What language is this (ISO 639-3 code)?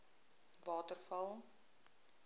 afr